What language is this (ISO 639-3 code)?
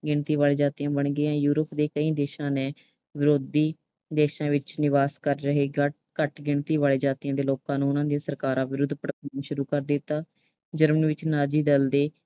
pan